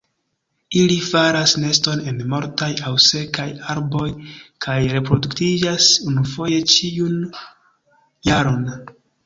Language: Esperanto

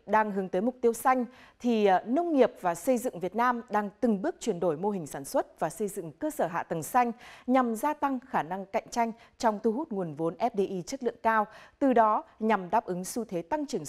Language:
Vietnamese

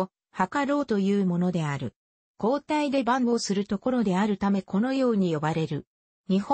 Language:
Japanese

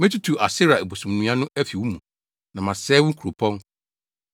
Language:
Akan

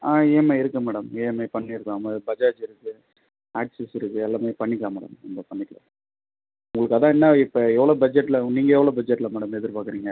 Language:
Tamil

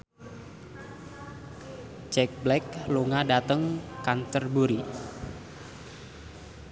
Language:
Javanese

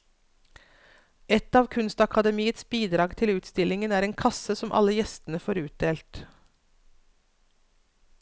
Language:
Norwegian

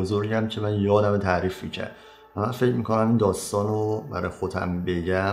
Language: Persian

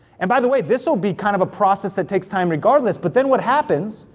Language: English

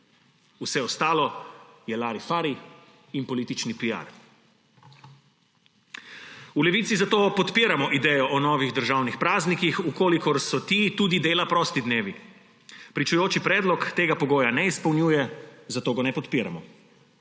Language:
Slovenian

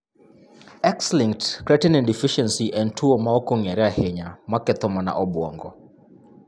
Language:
Luo (Kenya and Tanzania)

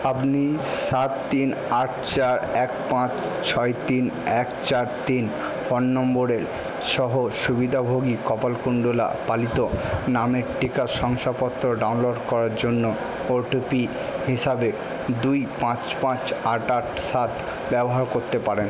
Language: Bangla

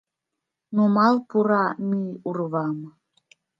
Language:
Mari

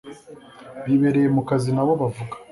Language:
Kinyarwanda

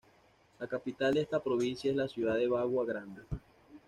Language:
Spanish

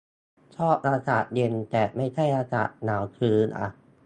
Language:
Thai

